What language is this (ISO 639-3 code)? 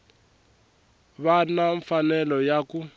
tso